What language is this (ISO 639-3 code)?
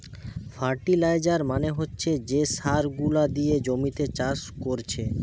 ben